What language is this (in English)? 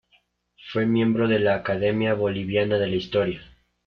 Spanish